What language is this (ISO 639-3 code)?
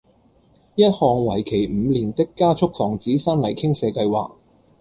yue